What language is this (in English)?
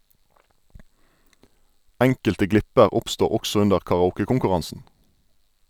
Norwegian